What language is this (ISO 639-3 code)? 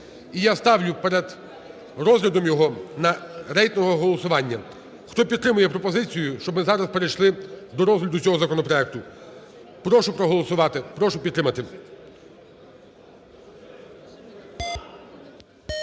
ukr